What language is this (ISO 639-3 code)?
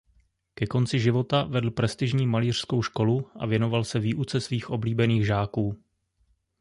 ces